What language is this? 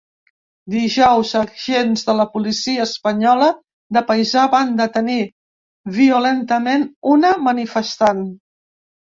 Catalan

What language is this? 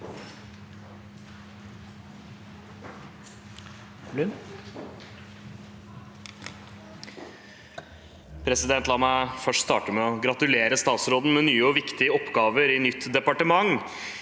Norwegian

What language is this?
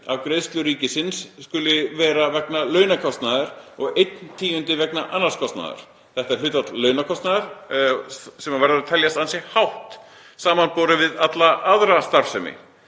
Icelandic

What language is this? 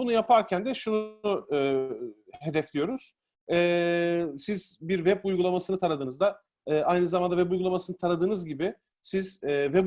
Turkish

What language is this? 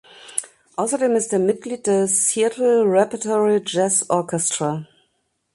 German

